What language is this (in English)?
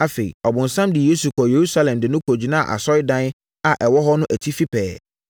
Akan